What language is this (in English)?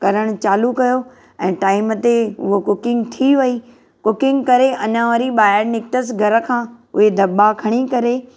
Sindhi